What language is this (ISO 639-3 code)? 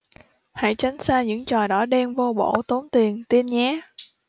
vie